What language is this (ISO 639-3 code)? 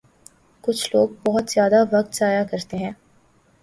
urd